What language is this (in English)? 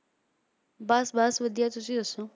Punjabi